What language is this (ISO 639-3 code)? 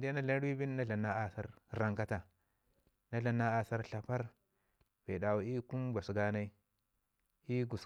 ngi